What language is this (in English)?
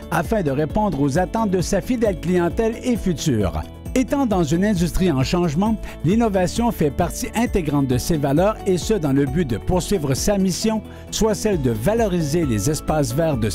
French